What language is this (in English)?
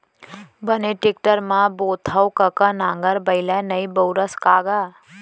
Chhattisgarhi